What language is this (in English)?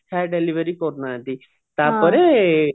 Odia